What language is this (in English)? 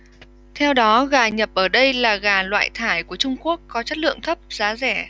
Vietnamese